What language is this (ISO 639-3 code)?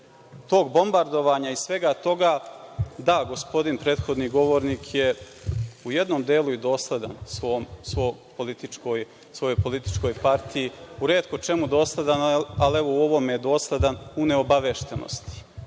srp